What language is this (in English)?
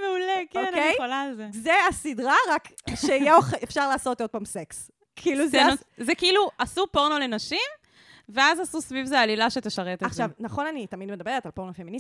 Hebrew